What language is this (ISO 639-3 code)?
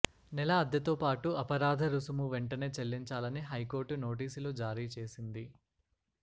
tel